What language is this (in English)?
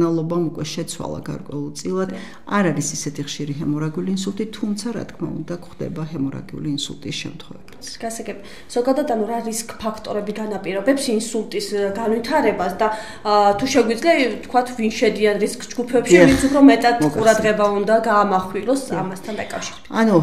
Romanian